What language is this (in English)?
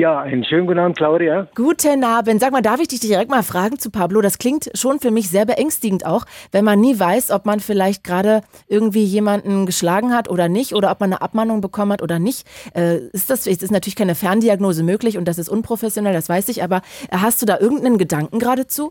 German